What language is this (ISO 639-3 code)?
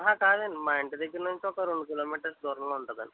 tel